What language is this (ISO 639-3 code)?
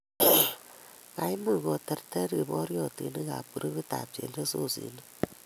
kln